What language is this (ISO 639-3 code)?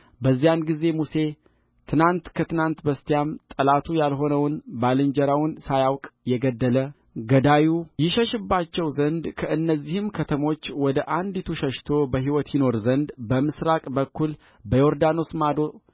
amh